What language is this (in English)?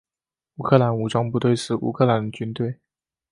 Chinese